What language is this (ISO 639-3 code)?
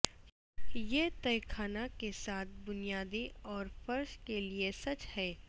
urd